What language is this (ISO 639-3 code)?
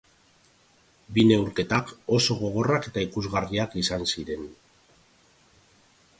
eus